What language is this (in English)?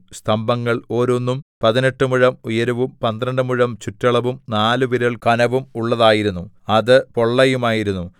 Malayalam